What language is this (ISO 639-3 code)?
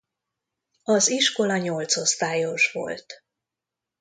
hun